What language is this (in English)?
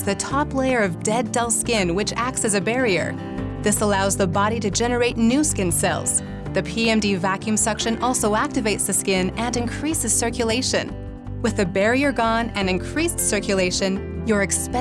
English